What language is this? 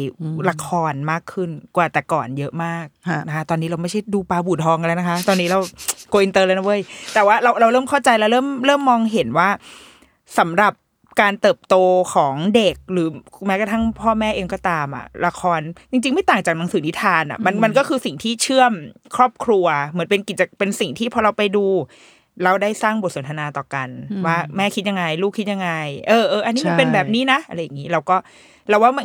Thai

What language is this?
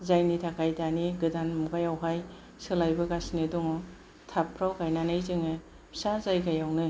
Bodo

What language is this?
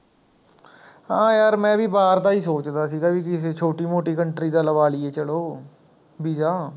Punjabi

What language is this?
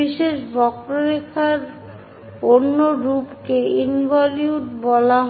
Bangla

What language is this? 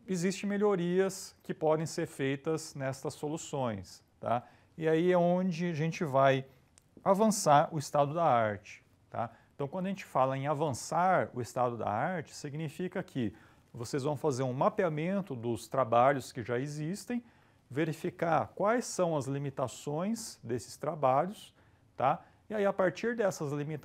Portuguese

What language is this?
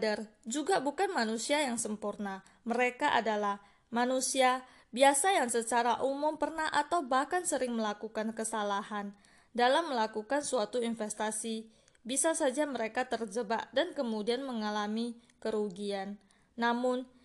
Indonesian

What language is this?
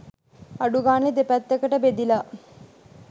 Sinhala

